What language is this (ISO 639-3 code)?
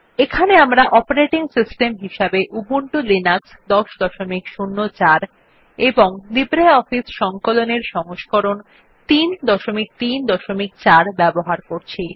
ben